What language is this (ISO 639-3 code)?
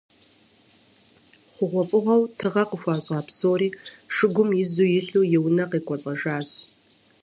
kbd